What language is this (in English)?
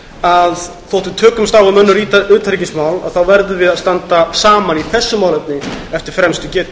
Icelandic